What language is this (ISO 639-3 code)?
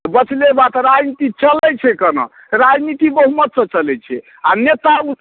mai